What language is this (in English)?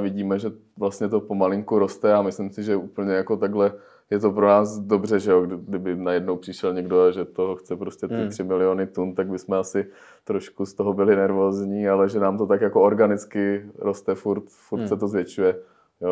Czech